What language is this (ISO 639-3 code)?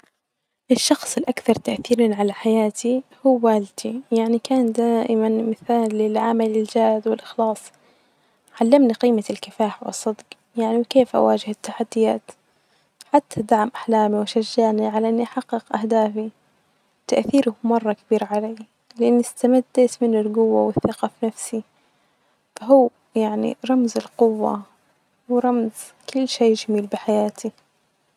ars